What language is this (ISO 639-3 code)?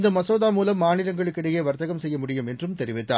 tam